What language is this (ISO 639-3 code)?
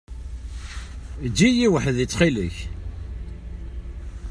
kab